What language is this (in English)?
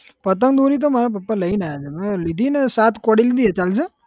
Gujarati